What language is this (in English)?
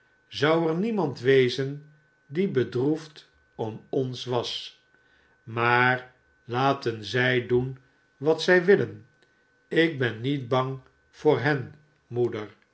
Dutch